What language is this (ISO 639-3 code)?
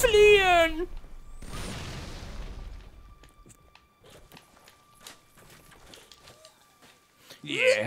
deu